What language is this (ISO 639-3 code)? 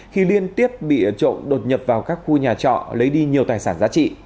vie